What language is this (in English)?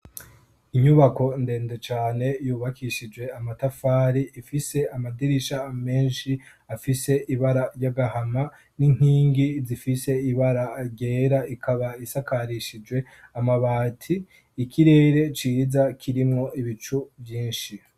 Rundi